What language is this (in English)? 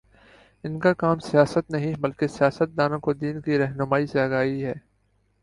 Urdu